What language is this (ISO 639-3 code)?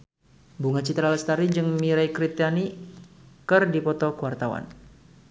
sun